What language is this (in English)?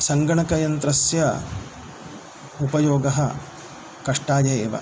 Sanskrit